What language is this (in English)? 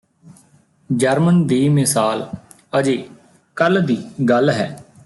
Punjabi